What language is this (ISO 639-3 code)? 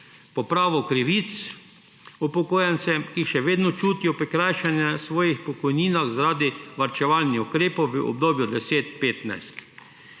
slv